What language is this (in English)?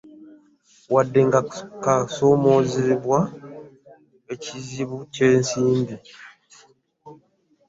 Ganda